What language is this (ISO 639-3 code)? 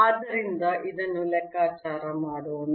kan